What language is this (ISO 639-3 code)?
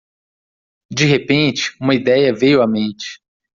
por